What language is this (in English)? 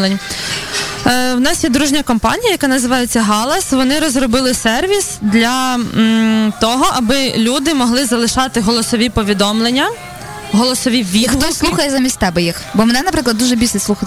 Ukrainian